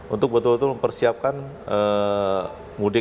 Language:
Indonesian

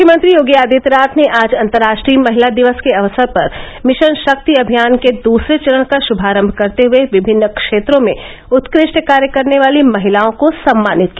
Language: Hindi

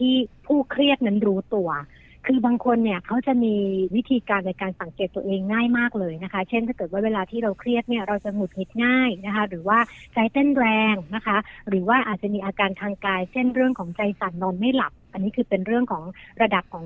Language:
Thai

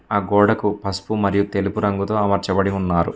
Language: Telugu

